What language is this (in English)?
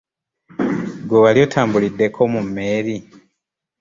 Ganda